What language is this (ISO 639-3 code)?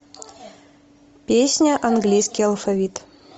rus